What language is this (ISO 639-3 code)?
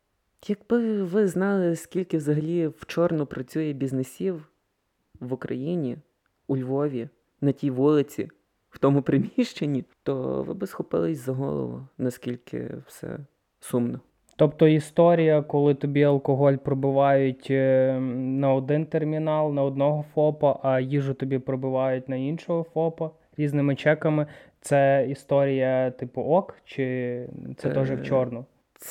ukr